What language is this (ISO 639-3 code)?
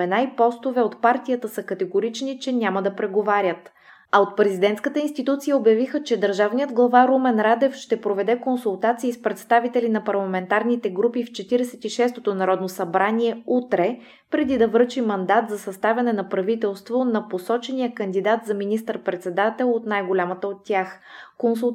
bul